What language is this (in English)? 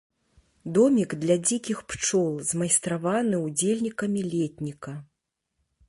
Belarusian